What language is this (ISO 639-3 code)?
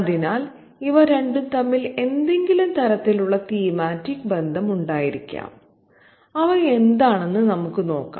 mal